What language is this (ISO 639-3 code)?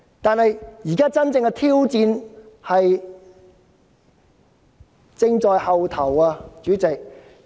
yue